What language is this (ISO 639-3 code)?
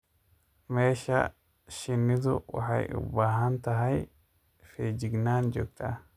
som